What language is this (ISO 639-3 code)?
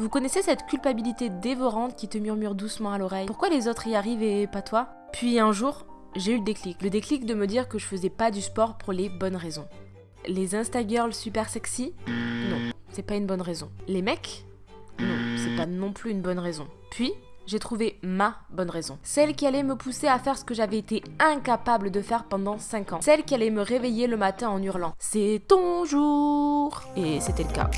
fra